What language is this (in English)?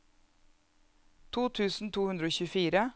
Norwegian